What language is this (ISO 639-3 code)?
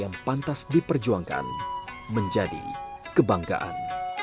ind